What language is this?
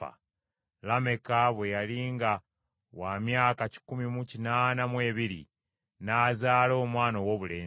Ganda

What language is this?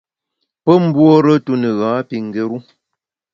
Bamun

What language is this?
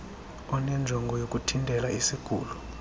Xhosa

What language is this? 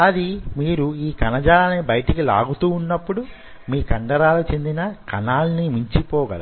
Telugu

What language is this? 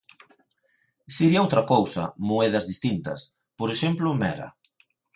Galician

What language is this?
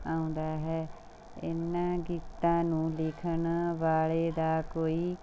Punjabi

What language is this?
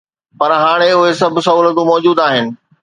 Sindhi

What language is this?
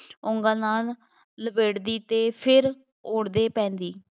Punjabi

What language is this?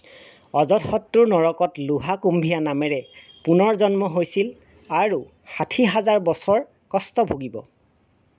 Assamese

